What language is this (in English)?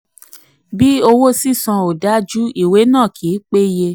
Yoruba